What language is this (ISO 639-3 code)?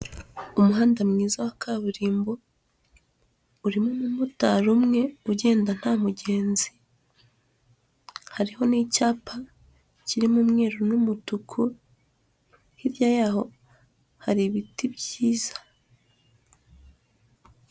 kin